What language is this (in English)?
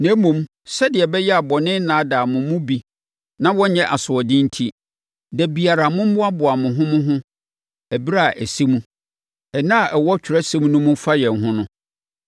Akan